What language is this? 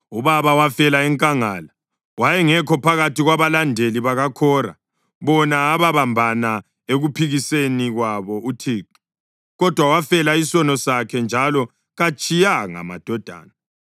North Ndebele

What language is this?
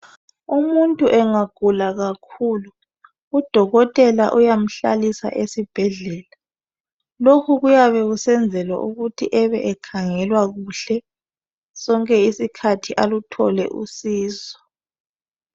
North Ndebele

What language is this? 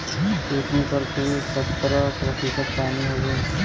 Bhojpuri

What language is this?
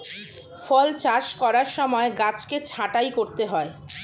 Bangla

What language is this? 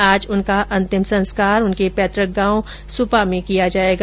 Hindi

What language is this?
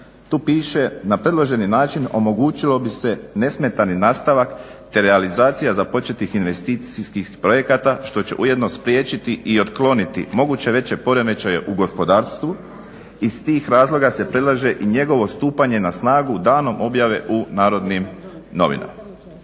Croatian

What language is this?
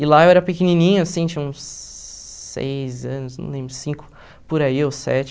Portuguese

